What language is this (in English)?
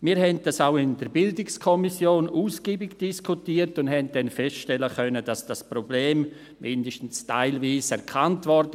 Swiss German